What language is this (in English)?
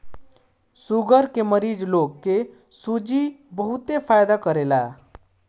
Bhojpuri